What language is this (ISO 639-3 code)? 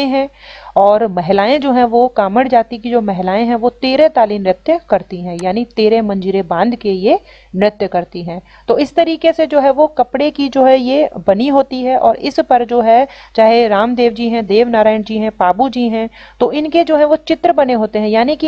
hin